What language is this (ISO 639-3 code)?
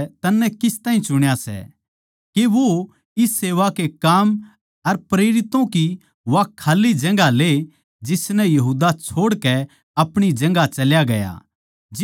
bgc